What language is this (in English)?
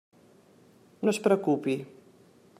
Catalan